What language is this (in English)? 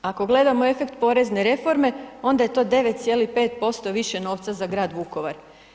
Croatian